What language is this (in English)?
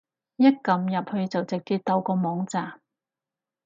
Cantonese